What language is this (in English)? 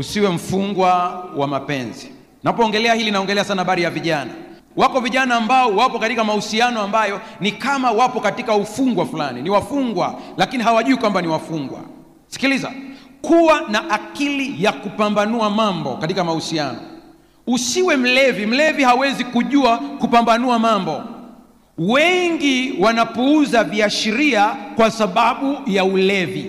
Swahili